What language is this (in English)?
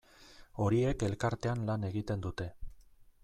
Basque